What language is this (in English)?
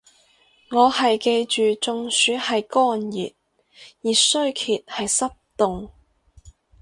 Cantonese